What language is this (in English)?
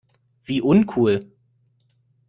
German